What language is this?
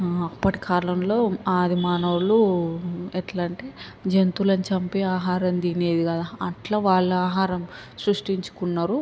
Telugu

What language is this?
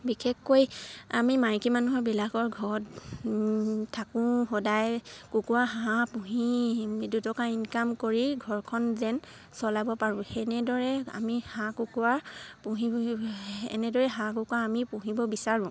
Assamese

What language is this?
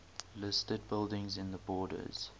English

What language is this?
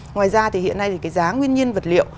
Vietnamese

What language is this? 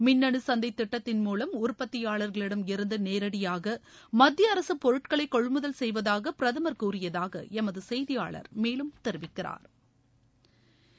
Tamil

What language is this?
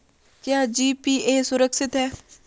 Hindi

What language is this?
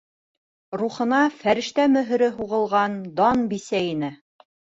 Bashkir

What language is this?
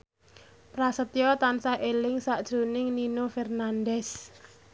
Javanese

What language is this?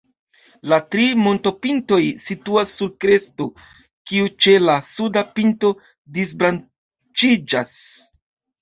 Esperanto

